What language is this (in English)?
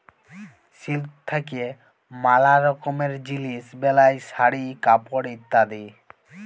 Bangla